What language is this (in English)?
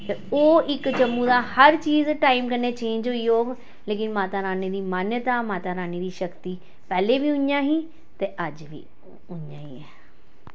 Dogri